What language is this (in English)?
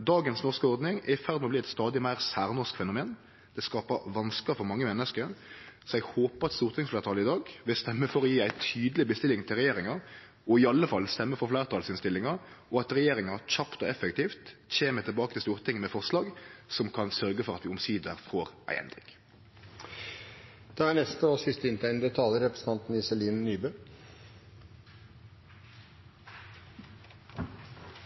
Norwegian Nynorsk